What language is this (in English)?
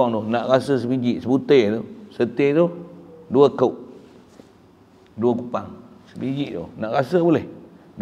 Malay